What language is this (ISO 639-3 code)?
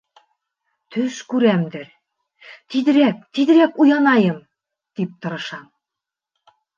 bak